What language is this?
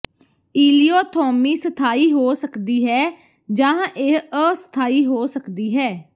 Punjabi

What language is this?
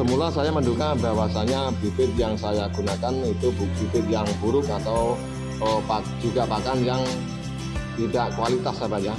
Indonesian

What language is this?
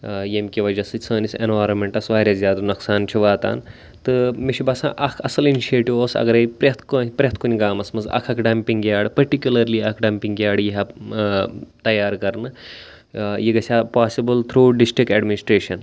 Kashmiri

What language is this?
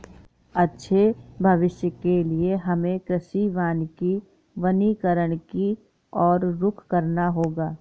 Hindi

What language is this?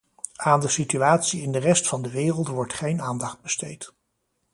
Dutch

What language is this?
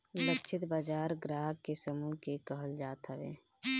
Bhojpuri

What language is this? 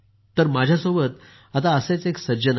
Marathi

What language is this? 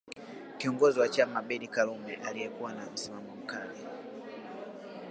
Swahili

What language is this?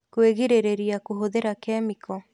Kikuyu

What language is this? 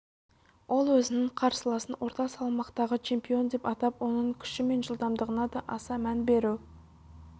Kazakh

